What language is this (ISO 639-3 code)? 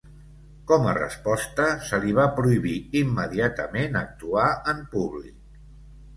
cat